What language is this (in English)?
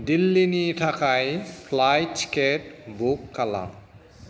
Bodo